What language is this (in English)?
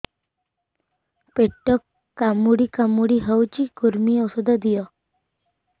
Odia